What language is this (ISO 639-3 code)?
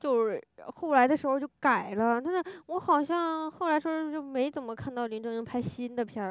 zho